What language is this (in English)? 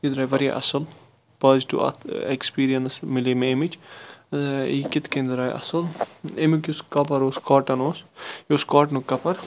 Kashmiri